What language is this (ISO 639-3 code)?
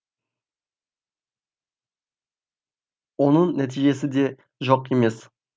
kaz